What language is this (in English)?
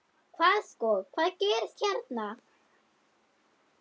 Icelandic